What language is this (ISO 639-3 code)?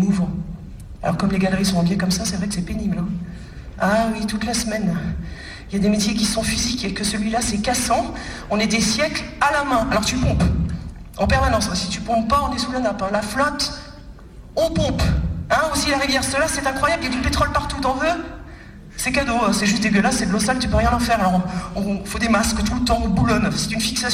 fra